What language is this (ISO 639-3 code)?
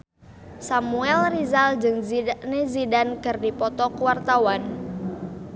sun